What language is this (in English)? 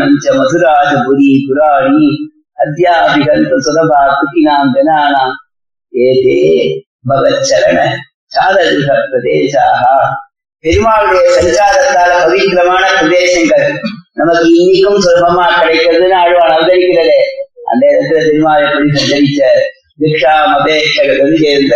Tamil